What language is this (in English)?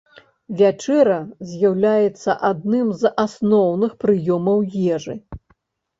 Belarusian